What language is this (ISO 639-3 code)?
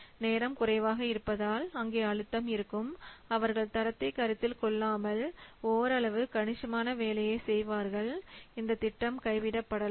tam